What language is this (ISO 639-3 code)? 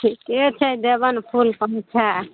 mai